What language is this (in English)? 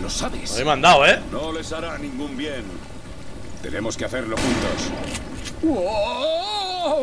Spanish